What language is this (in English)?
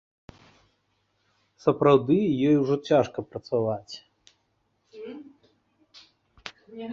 Belarusian